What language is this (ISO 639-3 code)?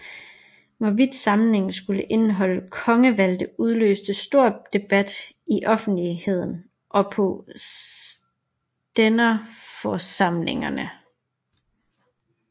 dan